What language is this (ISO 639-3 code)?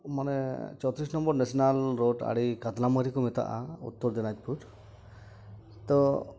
sat